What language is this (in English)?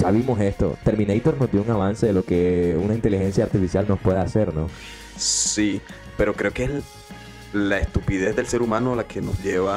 Spanish